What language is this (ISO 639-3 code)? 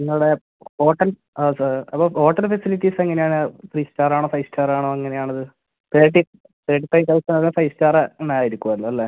mal